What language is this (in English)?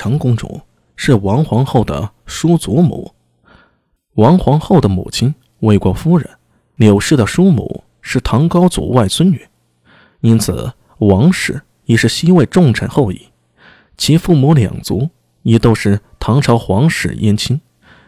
Chinese